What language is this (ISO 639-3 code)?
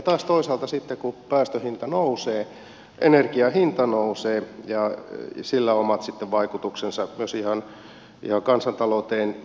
fin